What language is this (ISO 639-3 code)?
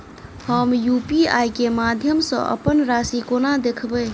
mai